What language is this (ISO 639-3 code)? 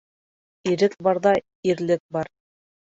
bak